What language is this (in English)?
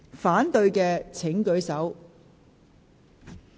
Cantonese